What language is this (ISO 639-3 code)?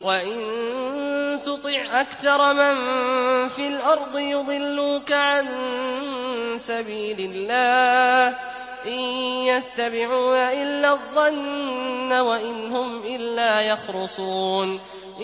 ara